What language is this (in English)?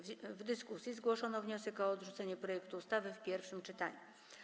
Polish